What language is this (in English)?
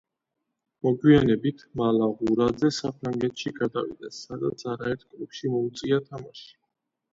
Georgian